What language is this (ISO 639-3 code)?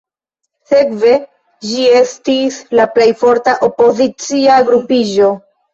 epo